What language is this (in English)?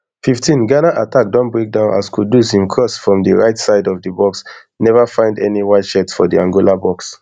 Nigerian Pidgin